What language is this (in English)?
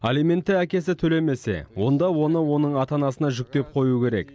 Kazakh